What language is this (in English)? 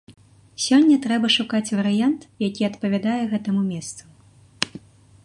Belarusian